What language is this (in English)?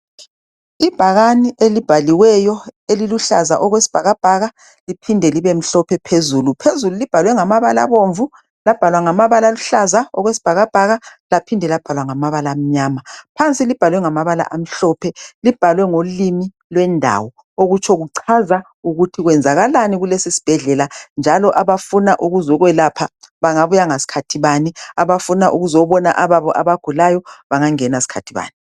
North Ndebele